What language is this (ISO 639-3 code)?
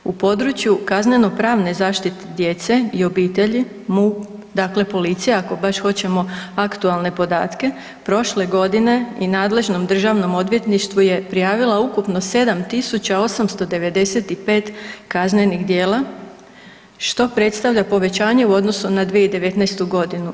hrv